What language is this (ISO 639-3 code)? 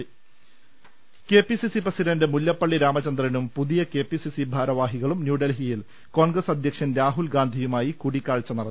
mal